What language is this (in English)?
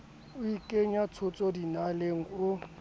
Southern Sotho